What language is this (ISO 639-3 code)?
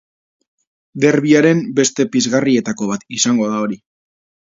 eus